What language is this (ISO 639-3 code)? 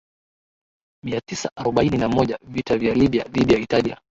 swa